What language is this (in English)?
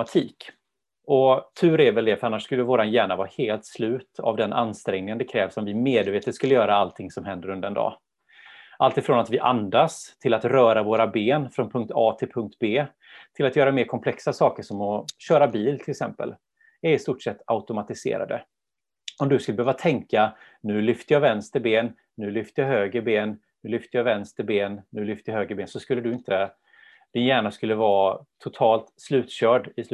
Swedish